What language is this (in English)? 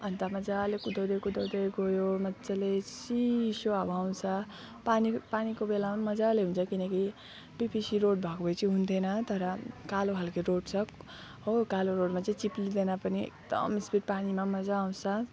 Nepali